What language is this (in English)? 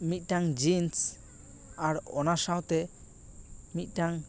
Santali